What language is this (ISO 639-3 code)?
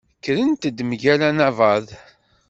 kab